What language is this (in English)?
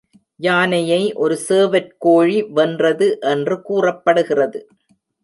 Tamil